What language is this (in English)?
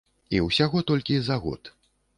Belarusian